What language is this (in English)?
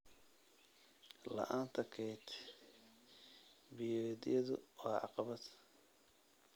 Somali